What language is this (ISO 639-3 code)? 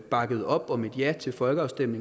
dan